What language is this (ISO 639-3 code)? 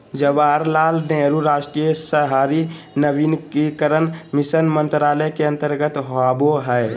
mag